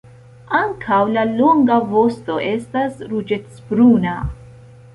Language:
Esperanto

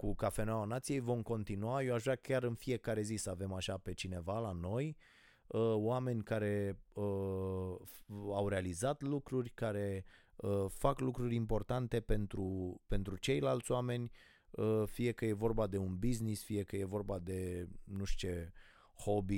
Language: Romanian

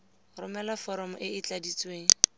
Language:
Tswana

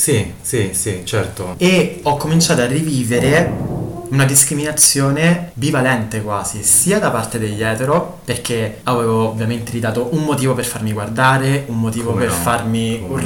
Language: Italian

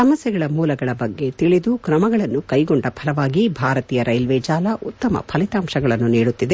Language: Kannada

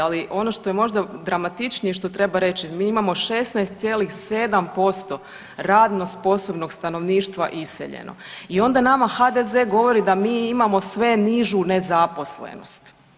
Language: Croatian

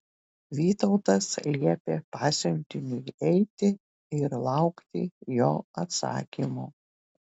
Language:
Lithuanian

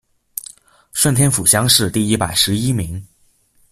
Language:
Chinese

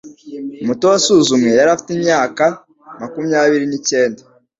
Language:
Kinyarwanda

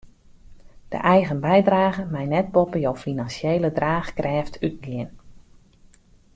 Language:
Western Frisian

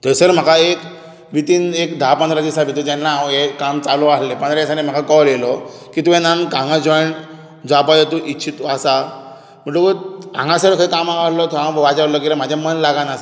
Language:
Konkani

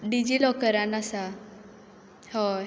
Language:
Konkani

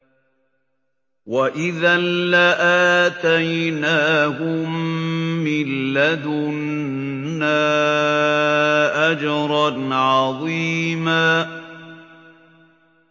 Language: Arabic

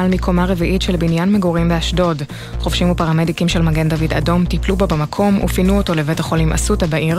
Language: Hebrew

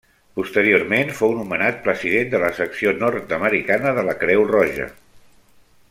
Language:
Catalan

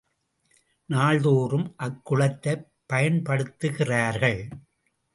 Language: Tamil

